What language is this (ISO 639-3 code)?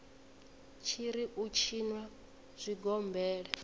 ven